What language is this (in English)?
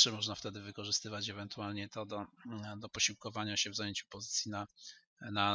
Polish